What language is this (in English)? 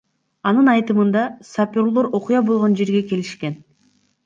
Kyrgyz